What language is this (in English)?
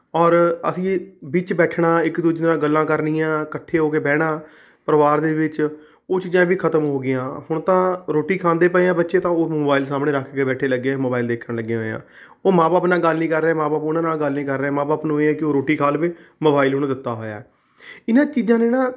Punjabi